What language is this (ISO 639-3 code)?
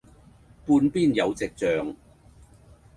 yue